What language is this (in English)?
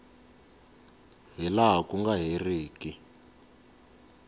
Tsonga